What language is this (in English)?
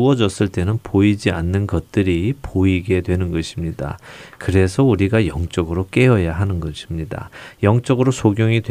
Korean